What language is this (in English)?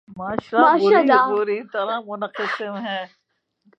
Urdu